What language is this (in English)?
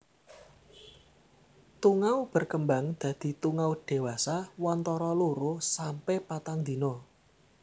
Javanese